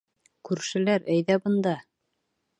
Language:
Bashkir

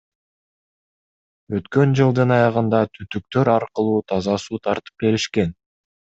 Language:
Kyrgyz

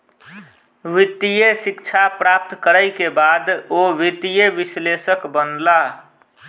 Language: Maithili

